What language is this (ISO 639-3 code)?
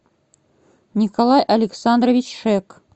rus